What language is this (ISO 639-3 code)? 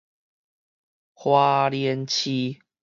nan